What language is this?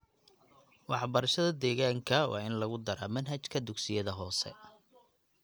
Somali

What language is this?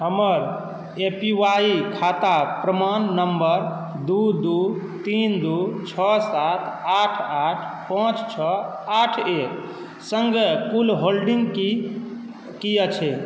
Maithili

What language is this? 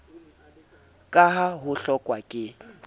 Southern Sotho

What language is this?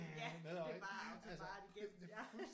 Danish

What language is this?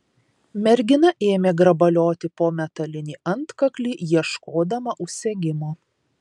Lithuanian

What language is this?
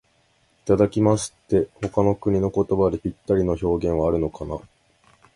Japanese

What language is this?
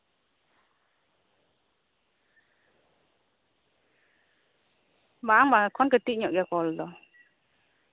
Santali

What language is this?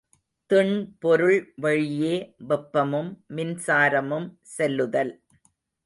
Tamil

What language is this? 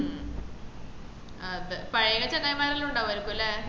Malayalam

